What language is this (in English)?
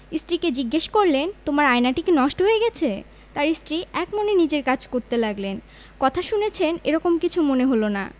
Bangla